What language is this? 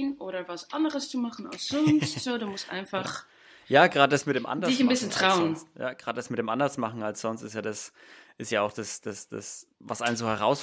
German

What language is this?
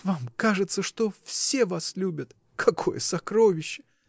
Russian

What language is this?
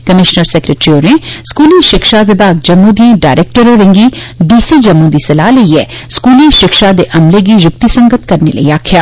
Dogri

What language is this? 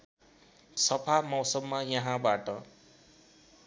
Nepali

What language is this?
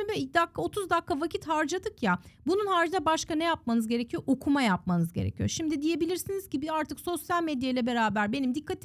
Turkish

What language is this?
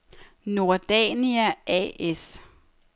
Danish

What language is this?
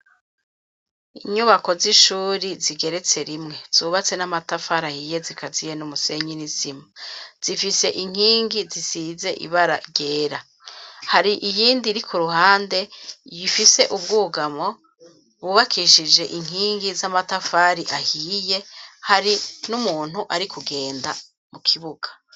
Rundi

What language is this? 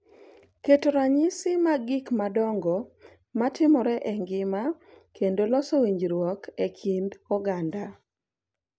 Luo (Kenya and Tanzania)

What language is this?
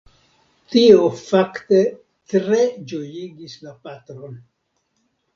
Esperanto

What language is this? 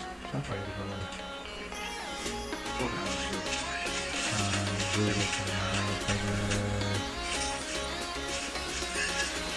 Indonesian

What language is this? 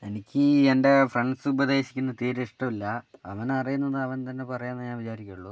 Malayalam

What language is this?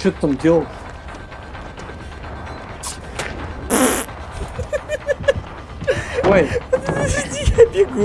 Russian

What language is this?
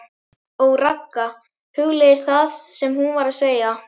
Icelandic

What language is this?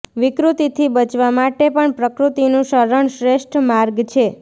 Gujarati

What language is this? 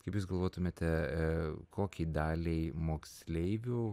Lithuanian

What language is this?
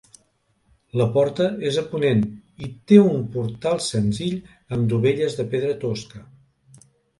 Catalan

